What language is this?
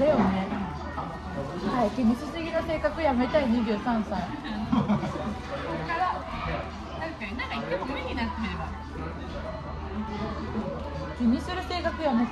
Japanese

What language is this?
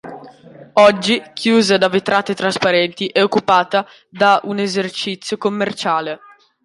Italian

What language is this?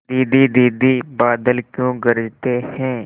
Hindi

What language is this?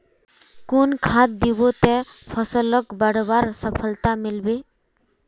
Magahi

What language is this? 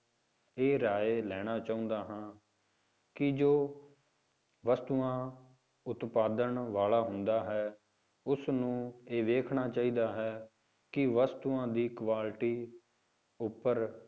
Punjabi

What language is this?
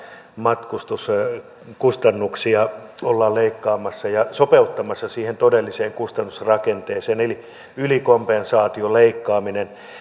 Finnish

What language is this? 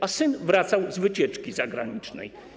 Polish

